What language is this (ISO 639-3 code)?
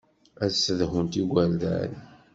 kab